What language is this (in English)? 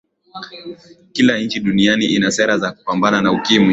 Swahili